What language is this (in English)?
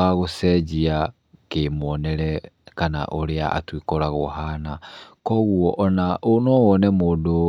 Kikuyu